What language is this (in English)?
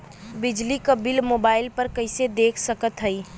Bhojpuri